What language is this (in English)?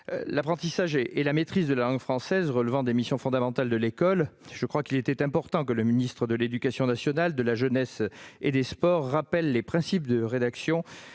French